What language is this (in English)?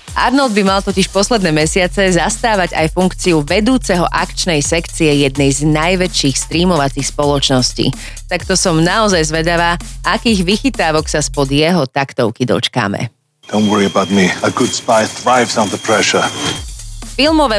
Slovak